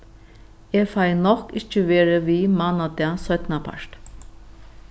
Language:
Faroese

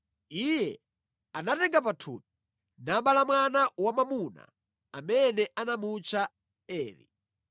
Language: Nyanja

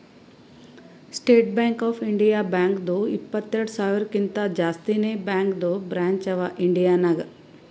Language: Kannada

